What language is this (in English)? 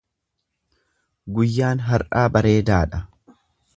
Oromo